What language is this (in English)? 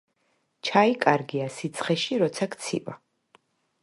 Georgian